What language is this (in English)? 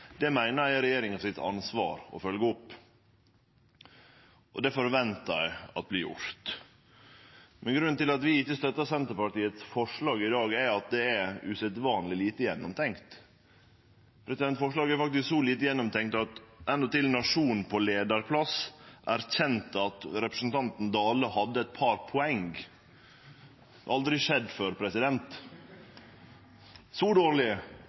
Norwegian Nynorsk